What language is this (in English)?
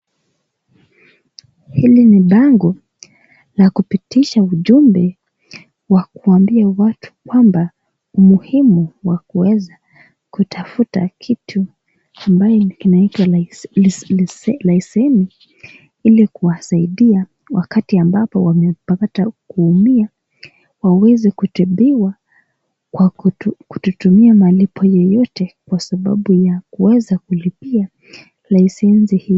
Swahili